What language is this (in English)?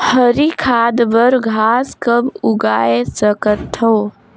Chhattisgarhi